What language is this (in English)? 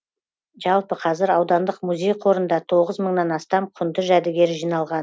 Kazakh